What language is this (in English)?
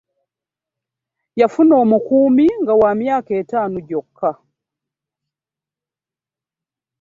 Ganda